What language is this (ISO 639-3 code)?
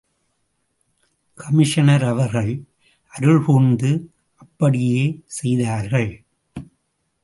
tam